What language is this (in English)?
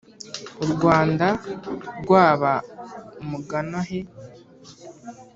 Kinyarwanda